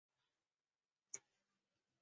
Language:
Chinese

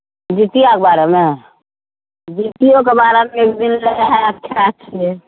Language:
Maithili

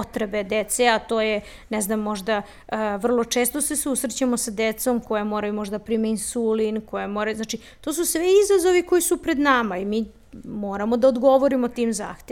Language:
Croatian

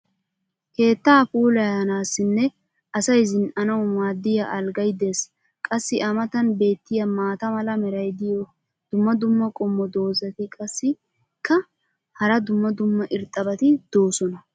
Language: Wolaytta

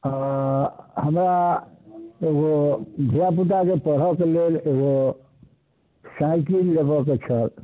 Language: Maithili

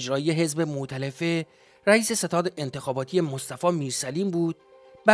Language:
Persian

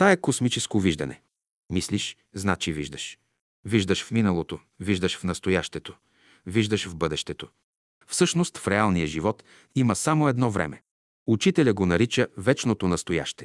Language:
Bulgarian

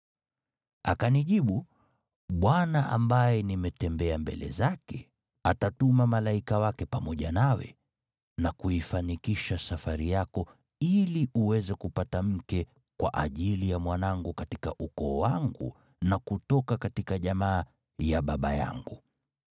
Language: Swahili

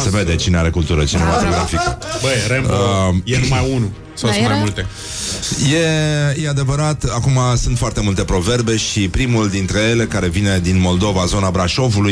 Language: Romanian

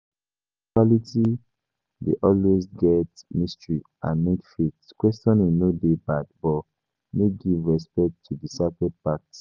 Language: Nigerian Pidgin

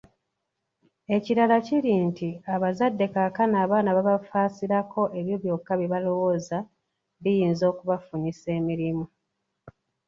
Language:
Ganda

